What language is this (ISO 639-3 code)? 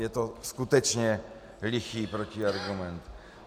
ces